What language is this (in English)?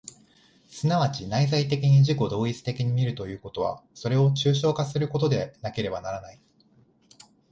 Japanese